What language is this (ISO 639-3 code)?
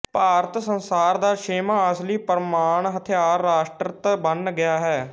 pan